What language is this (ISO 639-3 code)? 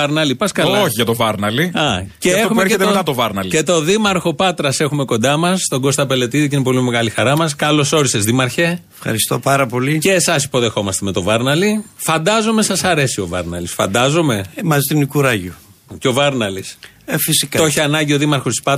ell